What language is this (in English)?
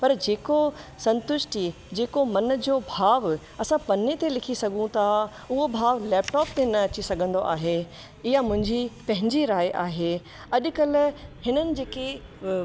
Sindhi